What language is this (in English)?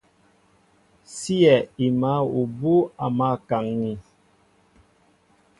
Mbo (Cameroon)